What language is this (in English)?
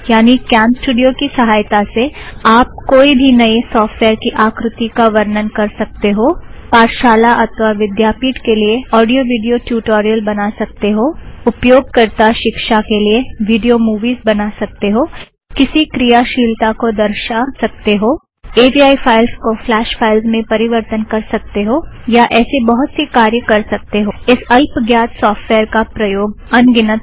Hindi